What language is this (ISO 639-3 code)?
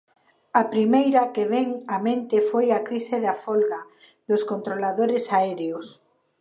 glg